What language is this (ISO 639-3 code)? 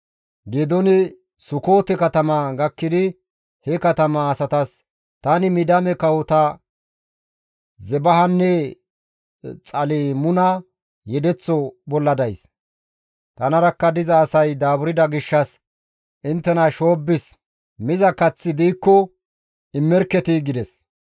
gmv